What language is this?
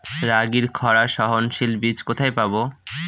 Bangla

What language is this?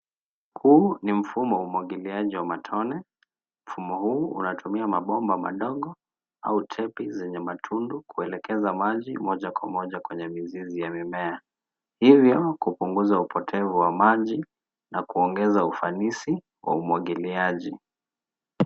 Swahili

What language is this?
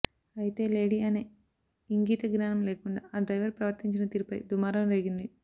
Telugu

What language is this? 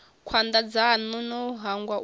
Venda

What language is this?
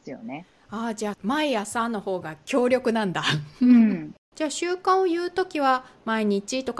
Japanese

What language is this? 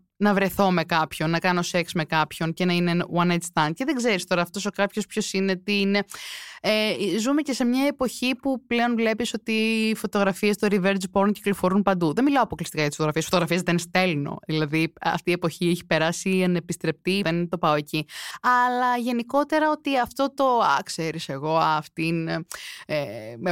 Greek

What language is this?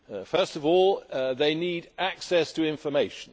English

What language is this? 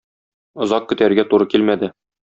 Tatar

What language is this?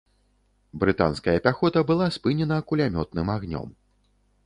Belarusian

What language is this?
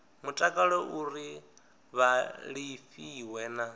Venda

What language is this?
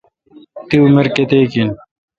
Kalkoti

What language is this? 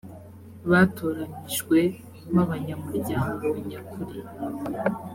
Kinyarwanda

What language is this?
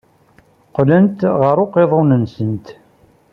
Kabyle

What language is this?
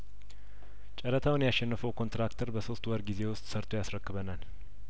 Amharic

